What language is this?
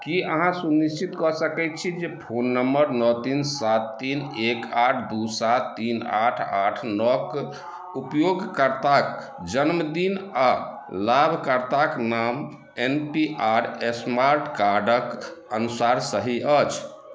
Maithili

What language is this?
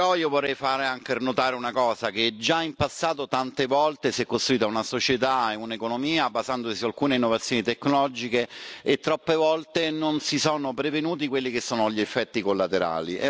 Italian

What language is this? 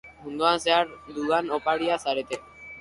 Basque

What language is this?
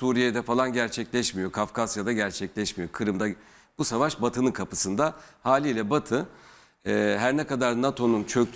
Turkish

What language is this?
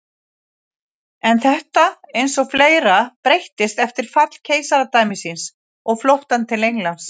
Icelandic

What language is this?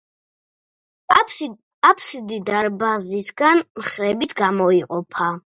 Georgian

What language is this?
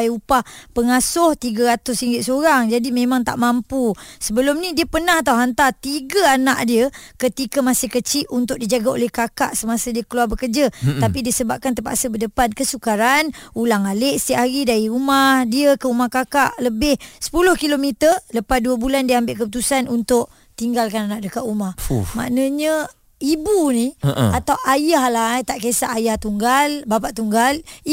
Malay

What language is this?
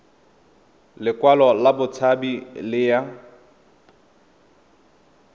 Tswana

